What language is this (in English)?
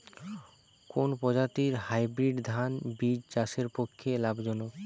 Bangla